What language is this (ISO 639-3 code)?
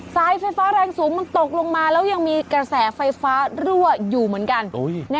tha